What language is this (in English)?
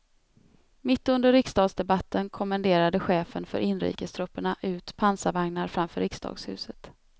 Swedish